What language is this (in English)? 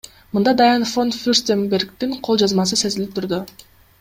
Kyrgyz